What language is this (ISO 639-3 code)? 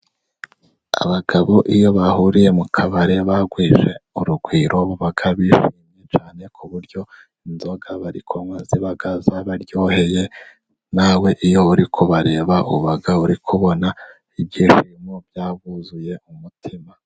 kin